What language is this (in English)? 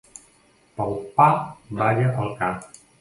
Catalan